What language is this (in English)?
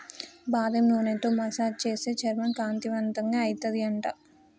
Telugu